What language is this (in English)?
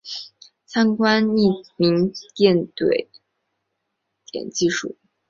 Chinese